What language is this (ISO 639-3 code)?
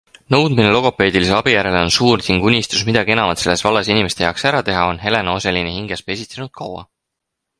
est